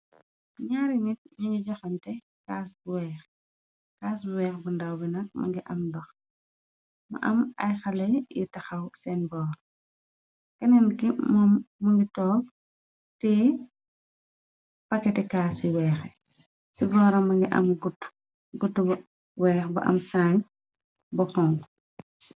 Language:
Wolof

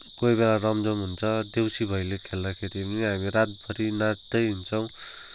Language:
Nepali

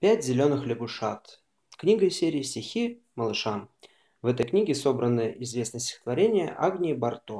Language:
Russian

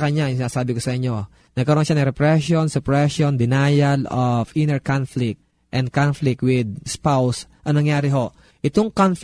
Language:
Filipino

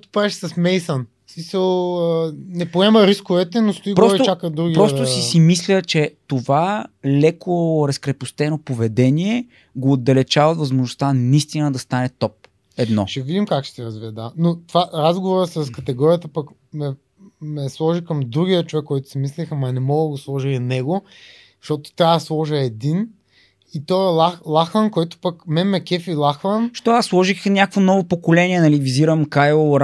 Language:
Bulgarian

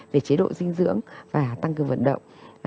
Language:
Vietnamese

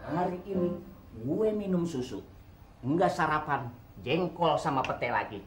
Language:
Indonesian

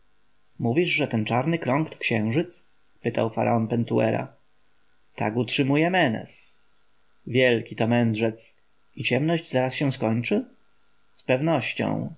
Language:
Polish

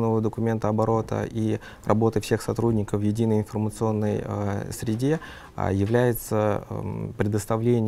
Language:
Russian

